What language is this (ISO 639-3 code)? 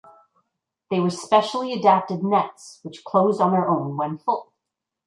eng